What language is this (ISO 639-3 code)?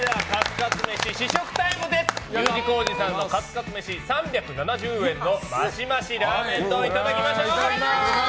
jpn